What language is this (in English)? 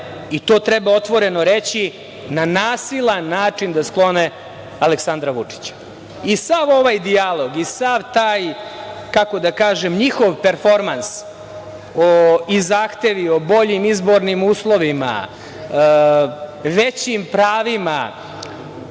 Serbian